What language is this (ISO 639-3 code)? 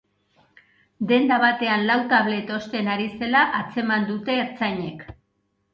eus